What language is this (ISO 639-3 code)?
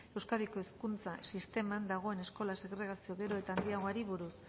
eus